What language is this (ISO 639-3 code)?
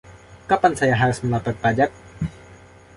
ind